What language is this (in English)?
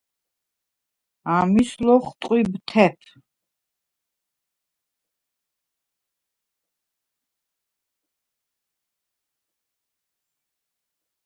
Svan